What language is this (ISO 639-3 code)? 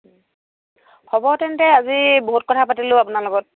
asm